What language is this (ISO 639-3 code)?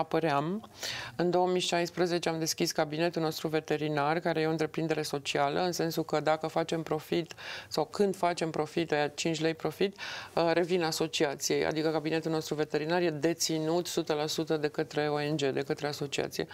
ron